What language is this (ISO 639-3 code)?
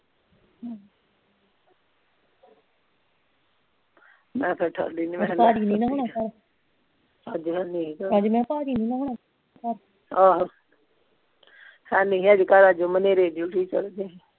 pan